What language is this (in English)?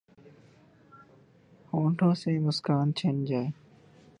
Urdu